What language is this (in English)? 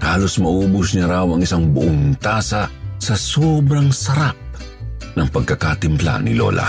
Filipino